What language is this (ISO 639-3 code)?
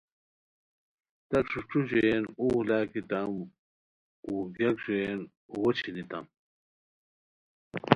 khw